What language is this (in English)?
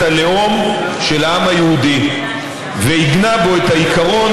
Hebrew